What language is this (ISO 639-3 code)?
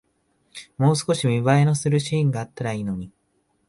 jpn